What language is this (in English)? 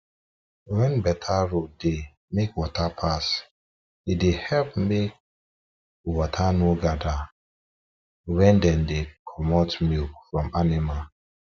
Nigerian Pidgin